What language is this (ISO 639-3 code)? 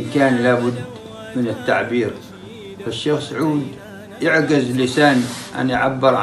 ara